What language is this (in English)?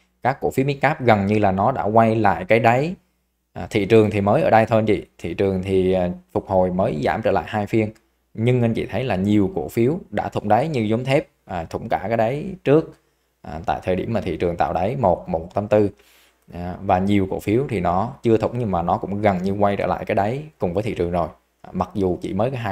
Vietnamese